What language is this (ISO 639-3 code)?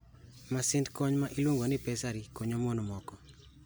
luo